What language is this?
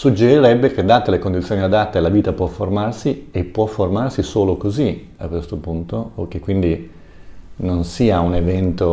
Italian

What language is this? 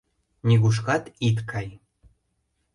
Mari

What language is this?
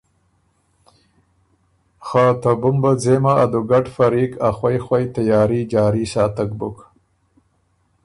Ormuri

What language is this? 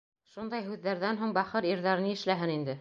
Bashkir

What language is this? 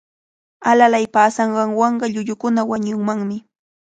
Cajatambo North Lima Quechua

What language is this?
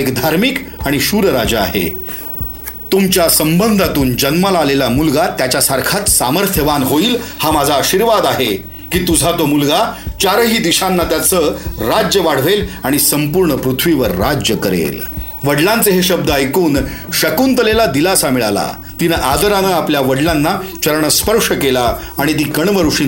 Marathi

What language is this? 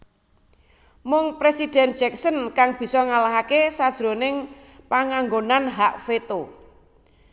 Javanese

